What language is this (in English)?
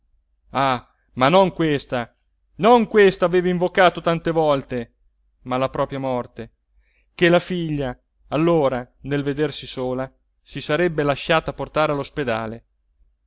Italian